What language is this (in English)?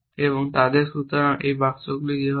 Bangla